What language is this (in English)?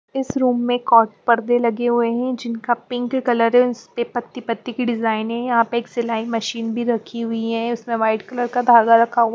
Hindi